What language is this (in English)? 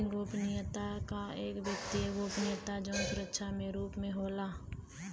Bhojpuri